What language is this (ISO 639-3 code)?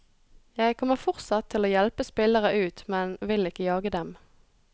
nor